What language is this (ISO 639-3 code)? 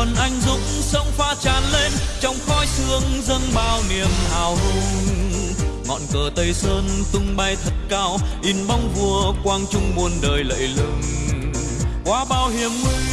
vie